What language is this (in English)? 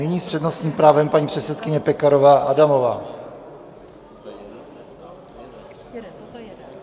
Czech